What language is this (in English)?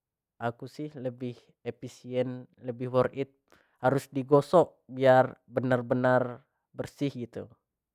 Jambi Malay